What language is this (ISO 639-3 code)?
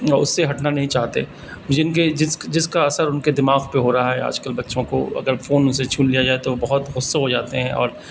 urd